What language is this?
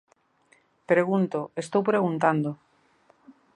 Galician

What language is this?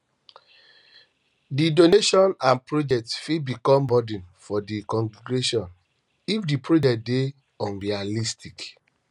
Nigerian Pidgin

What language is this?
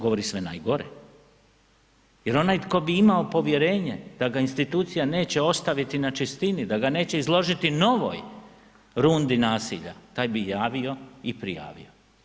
Croatian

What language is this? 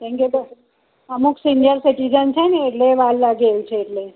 Gujarati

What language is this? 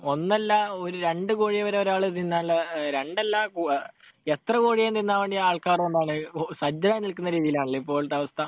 Malayalam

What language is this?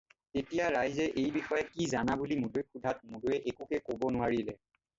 Assamese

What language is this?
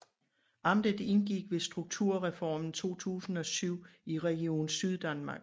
Danish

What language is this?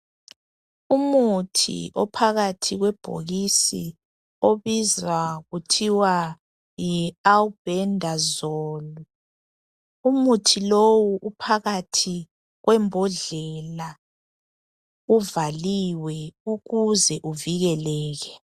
North Ndebele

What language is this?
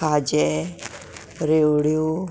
Konkani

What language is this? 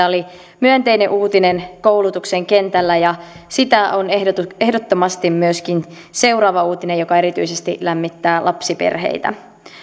Finnish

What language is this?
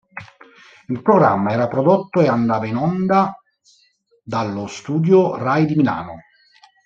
Italian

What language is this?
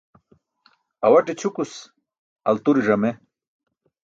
Burushaski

